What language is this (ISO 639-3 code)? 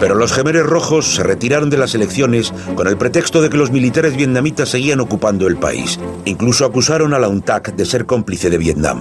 spa